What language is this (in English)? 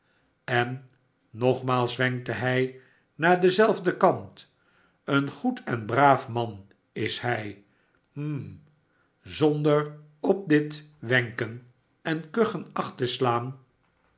Dutch